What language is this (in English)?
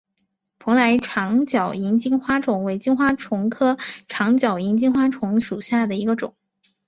Chinese